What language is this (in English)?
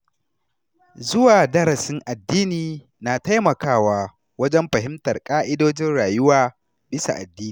Hausa